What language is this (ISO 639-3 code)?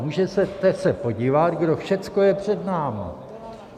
ces